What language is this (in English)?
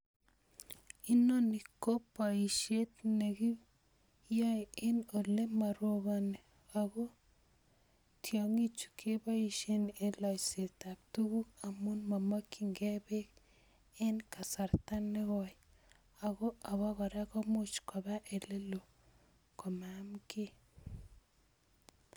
Kalenjin